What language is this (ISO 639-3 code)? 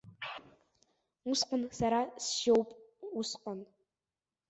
abk